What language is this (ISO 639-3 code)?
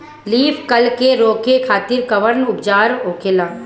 bho